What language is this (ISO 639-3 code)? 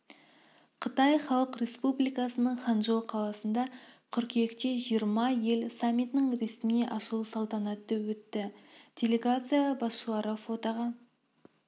kaz